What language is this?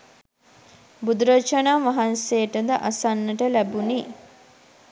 Sinhala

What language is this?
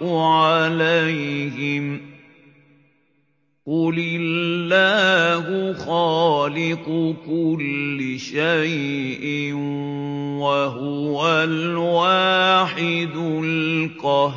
Arabic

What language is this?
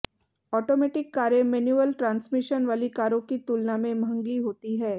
Hindi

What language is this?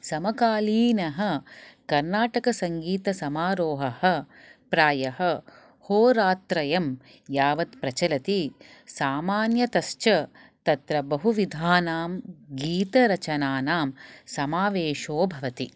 Sanskrit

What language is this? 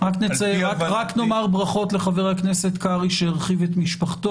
Hebrew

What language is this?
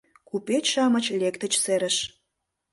Mari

